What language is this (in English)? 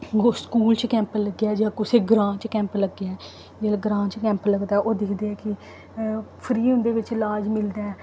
Dogri